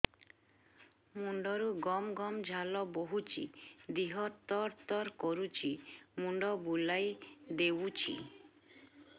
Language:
Odia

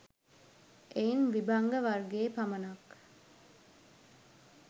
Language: Sinhala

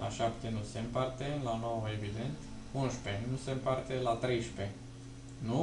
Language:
Romanian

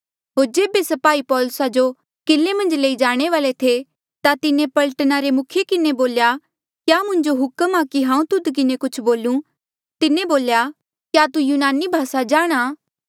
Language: Mandeali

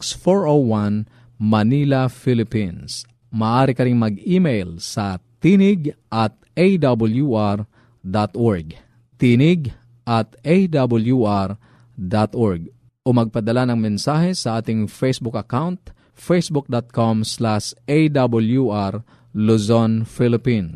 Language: Filipino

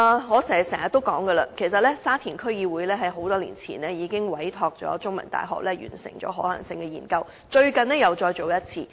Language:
Cantonese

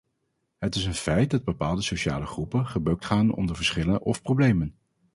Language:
Dutch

